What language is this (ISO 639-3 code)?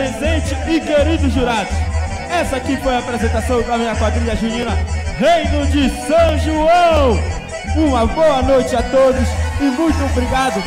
por